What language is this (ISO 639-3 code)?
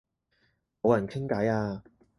yue